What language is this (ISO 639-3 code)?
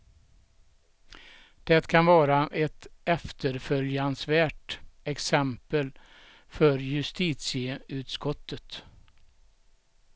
swe